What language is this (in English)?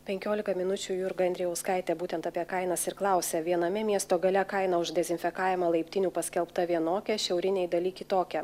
Lithuanian